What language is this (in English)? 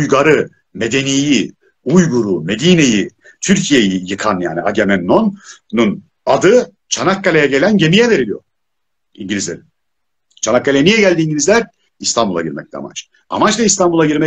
Turkish